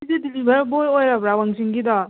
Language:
Manipuri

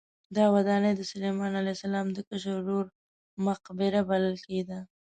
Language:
Pashto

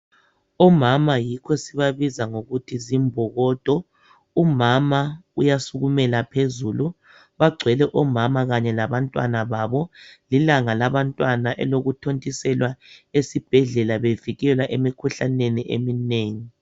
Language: North Ndebele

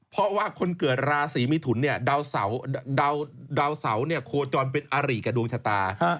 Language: Thai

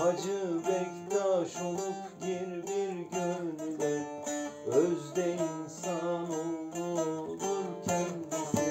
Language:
Turkish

